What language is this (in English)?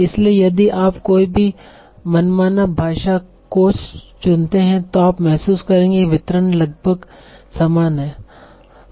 Hindi